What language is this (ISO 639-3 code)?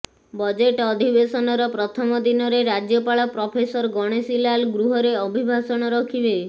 ori